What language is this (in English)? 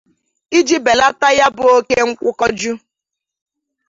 Igbo